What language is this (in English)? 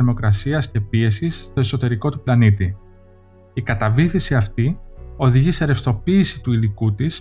Greek